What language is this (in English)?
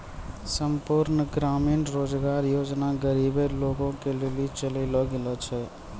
Maithili